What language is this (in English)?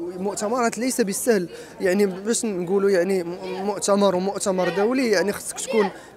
Arabic